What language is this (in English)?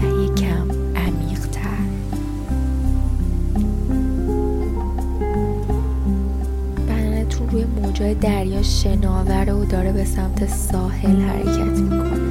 Persian